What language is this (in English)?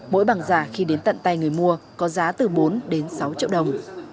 Vietnamese